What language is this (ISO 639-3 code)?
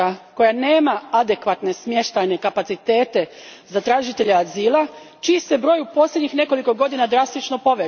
hrv